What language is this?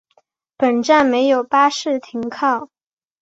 Chinese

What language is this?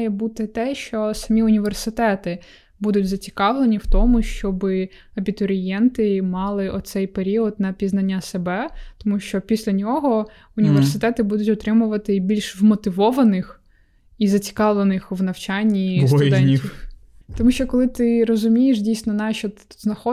Ukrainian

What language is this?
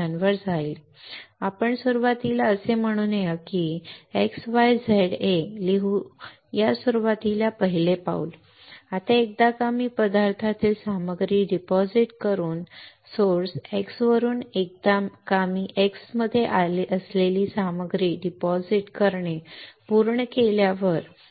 Marathi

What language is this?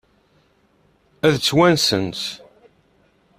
Kabyle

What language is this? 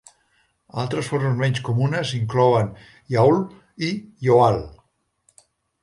Catalan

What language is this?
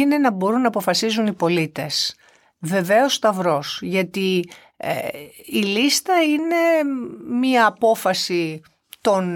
Greek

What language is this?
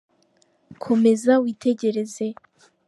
Kinyarwanda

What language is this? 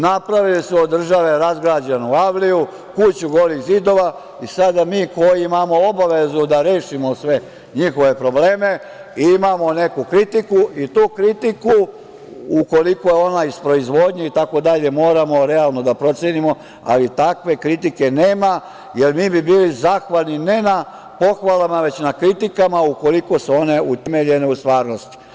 Serbian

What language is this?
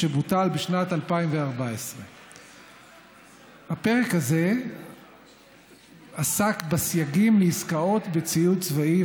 Hebrew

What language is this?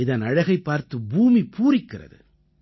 Tamil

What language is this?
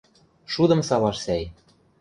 Western Mari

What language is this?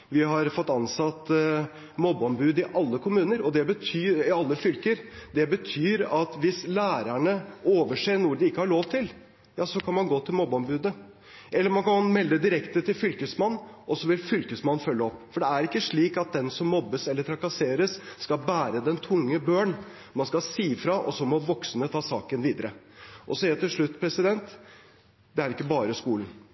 Norwegian Bokmål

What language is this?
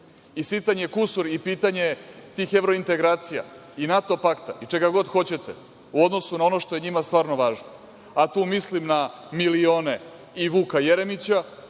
Serbian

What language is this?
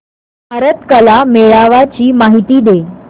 Marathi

